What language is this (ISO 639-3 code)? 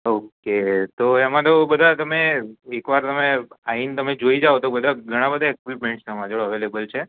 guj